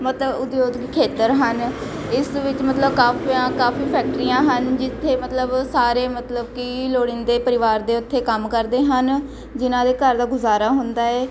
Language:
Punjabi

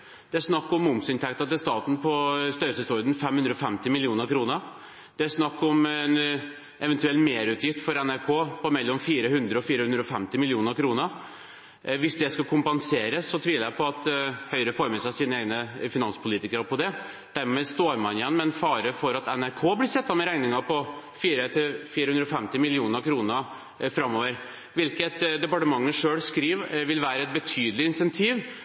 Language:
Norwegian Bokmål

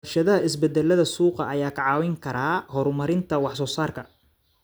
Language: Somali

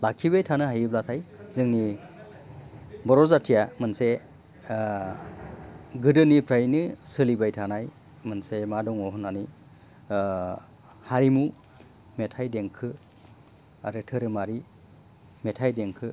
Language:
Bodo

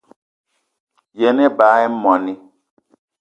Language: Eton (Cameroon)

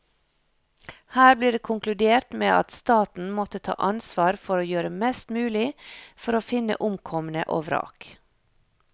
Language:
Norwegian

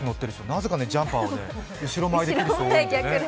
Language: Japanese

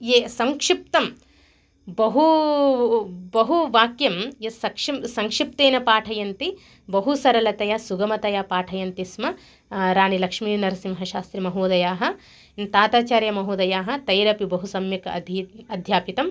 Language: Sanskrit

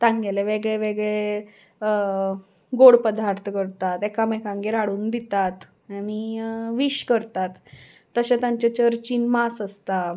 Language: Konkani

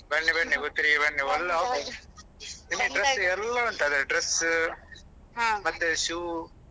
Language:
Kannada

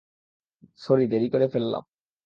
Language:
Bangla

